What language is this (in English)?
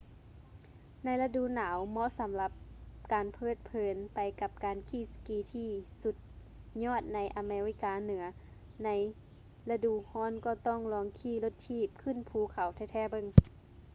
Lao